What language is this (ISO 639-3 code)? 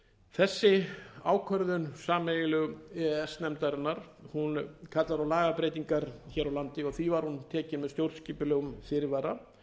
isl